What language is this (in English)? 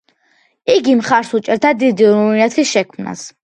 Georgian